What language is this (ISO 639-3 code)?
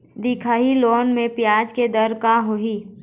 hne